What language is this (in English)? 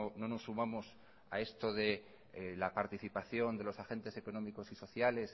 Spanish